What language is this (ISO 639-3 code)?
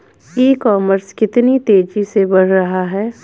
hin